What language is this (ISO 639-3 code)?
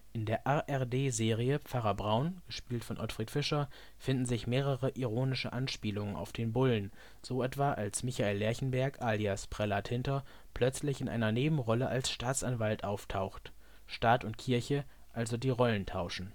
deu